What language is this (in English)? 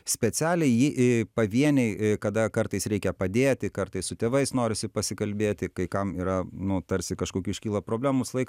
Lithuanian